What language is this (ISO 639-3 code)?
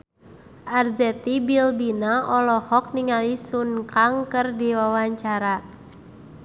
sun